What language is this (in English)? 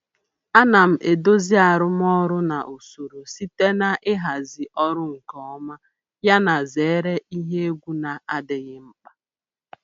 Igbo